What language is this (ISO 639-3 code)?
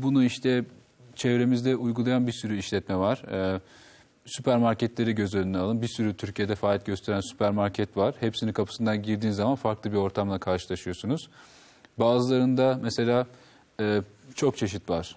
tur